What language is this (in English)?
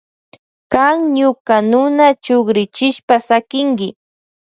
Loja Highland Quichua